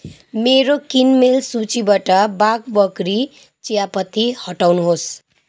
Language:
Nepali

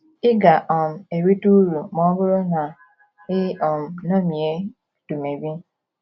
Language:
Igbo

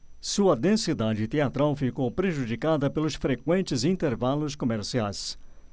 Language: Portuguese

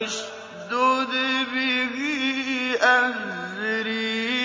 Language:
Arabic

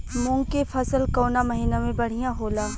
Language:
Bhojpuri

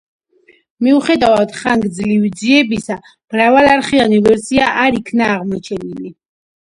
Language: Georgian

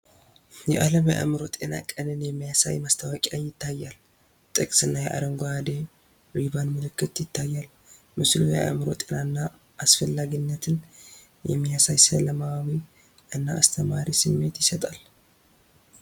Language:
Tigrinya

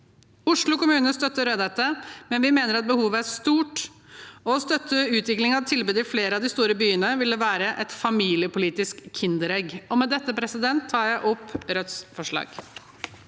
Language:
Norwegian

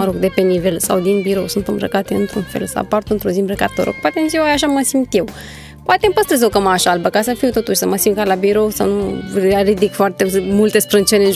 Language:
Romanian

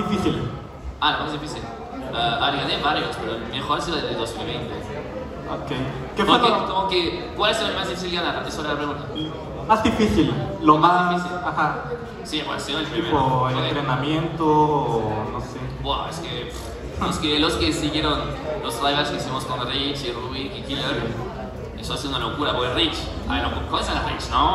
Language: Spanish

